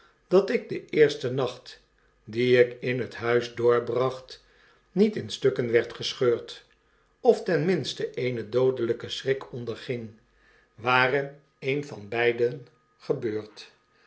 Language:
Dutch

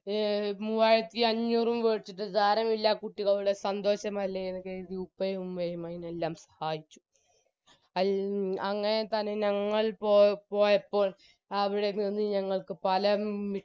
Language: Malayalam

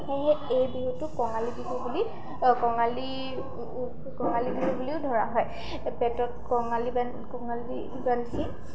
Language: Assamese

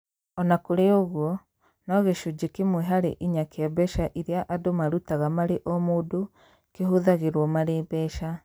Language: Kikuyu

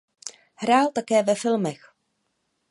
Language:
Czech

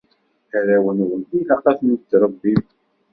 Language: Kabyle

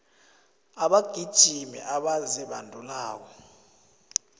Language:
South Ndebele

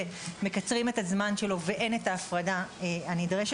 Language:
Hebrew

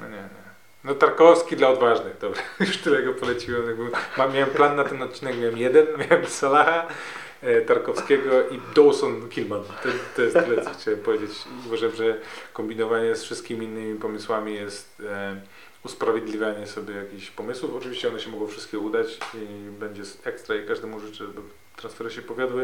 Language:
Polish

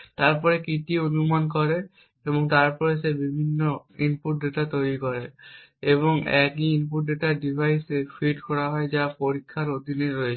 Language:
Bangla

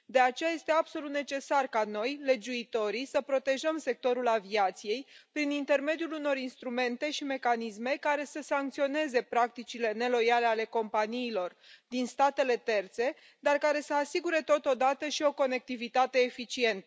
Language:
Romanian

